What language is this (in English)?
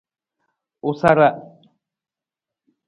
Nawdm